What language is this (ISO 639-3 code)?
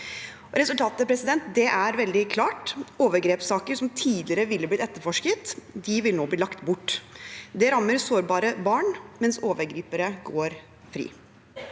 nor